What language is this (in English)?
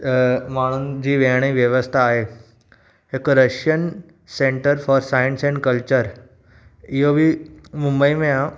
Sindhi